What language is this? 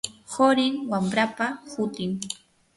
Yanahuanca Pasco Quechua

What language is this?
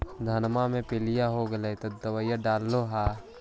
Magahi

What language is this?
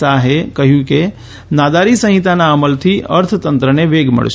Gujarati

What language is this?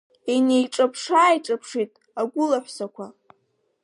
Abkhazian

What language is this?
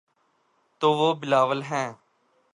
Urdu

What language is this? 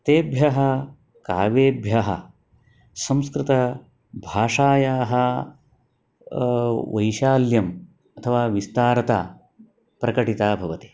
Sanskrit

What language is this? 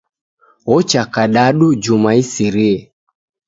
Taita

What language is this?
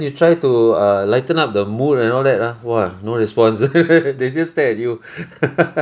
English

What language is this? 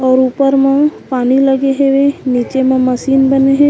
Chhattisgarhi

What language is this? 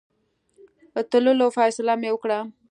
Pashto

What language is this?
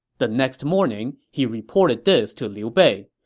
English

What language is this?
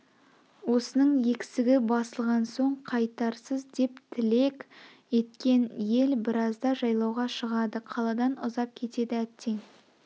Kazakh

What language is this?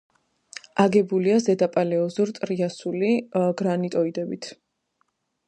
Georgian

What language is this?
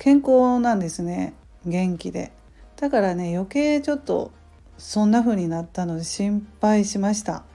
Japanese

